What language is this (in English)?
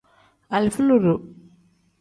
Tem